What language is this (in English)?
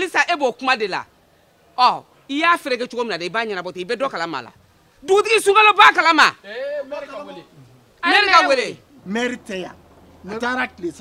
French